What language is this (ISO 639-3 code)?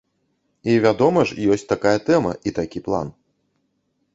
bel